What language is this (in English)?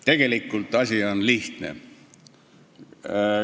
Estonian